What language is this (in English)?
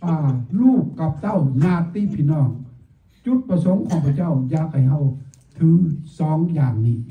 Thai